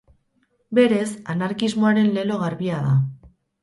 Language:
Basque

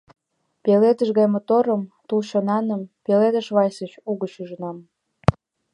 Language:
Mari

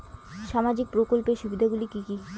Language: Bangla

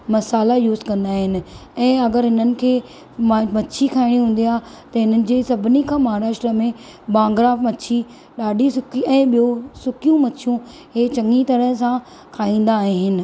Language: Sindhi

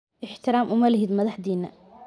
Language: Somali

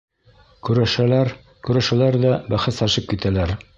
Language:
Bashkir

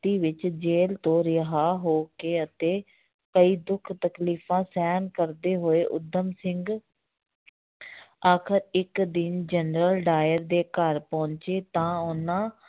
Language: Punjabi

